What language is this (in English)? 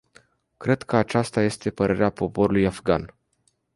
Romanian